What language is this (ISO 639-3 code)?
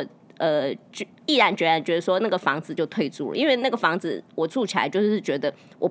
zho